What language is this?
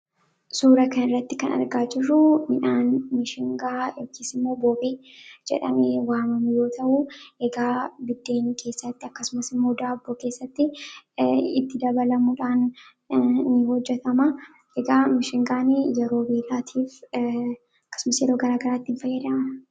Oromo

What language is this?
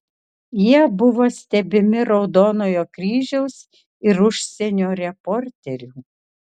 Lithuanian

